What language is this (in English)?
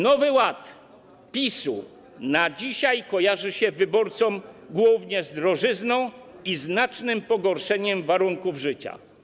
Polish